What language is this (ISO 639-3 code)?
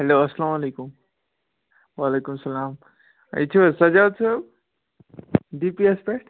kas